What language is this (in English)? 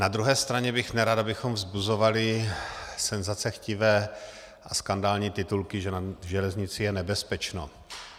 Czech